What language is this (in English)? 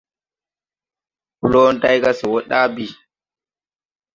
Tupuri